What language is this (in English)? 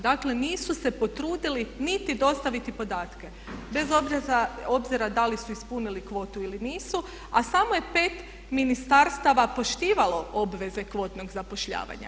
Croatian